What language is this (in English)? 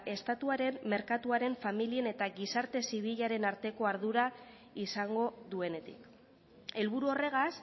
Basque